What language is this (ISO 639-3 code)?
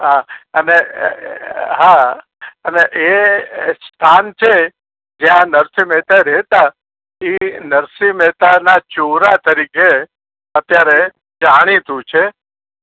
guj